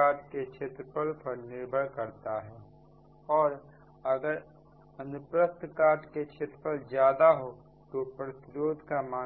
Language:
Hindi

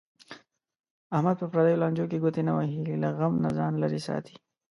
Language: Pashto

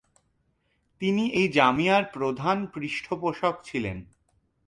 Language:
Bangla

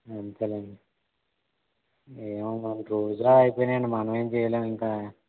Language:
Telugu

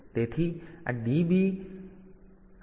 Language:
Gujarati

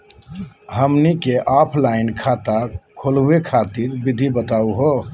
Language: Magahi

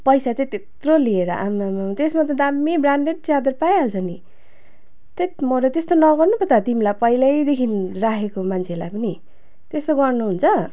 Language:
Nepali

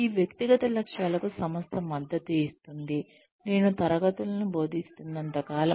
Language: Telugu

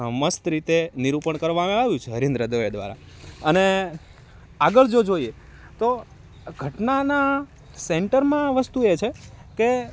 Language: Gujarati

